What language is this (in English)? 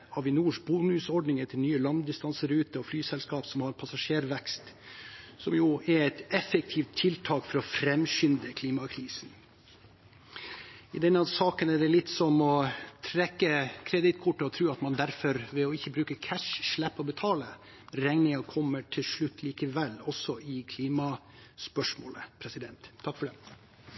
Norwegian Bokmål